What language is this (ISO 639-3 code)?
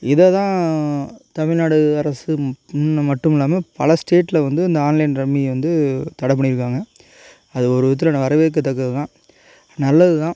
tam